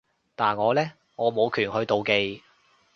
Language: Cantonese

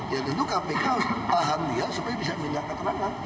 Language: Indonesian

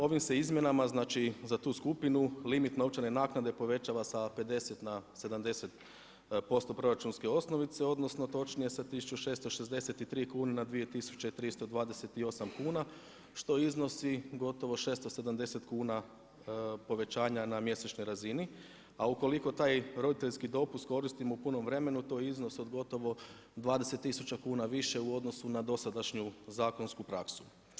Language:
Croatian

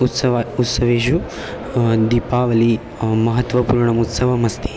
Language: Sanskrit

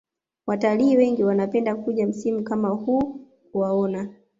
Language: Swahili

